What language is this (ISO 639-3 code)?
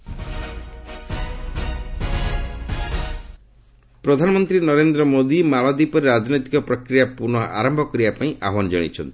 ori